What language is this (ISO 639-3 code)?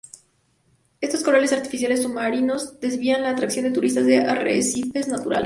spa